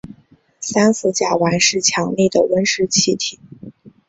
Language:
Chinese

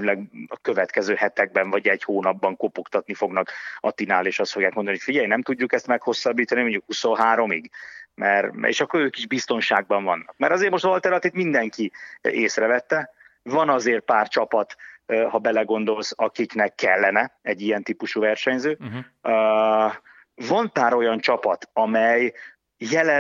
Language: Hungarian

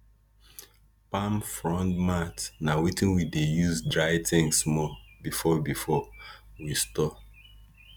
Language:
Nigerian Pidgin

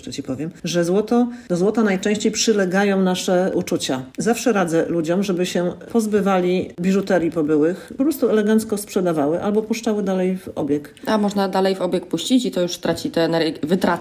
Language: Polish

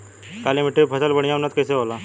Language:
Bhojpuri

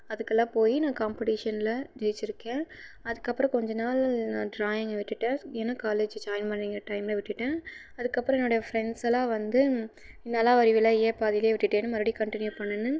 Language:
Tamil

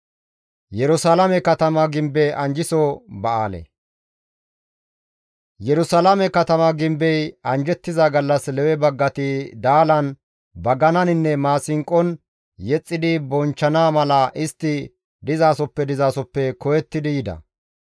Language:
Gamo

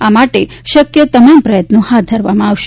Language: Gujarati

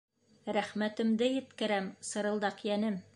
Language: Bashkir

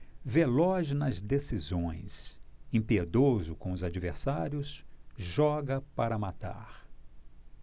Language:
Portuguese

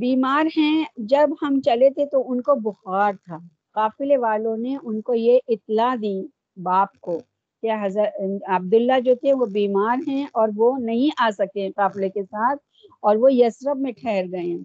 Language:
Urdu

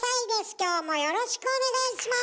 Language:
Japanese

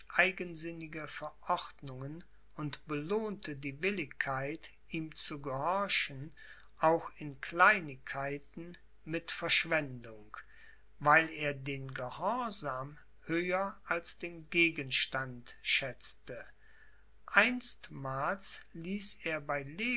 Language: German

